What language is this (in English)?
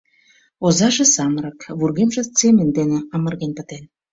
Mari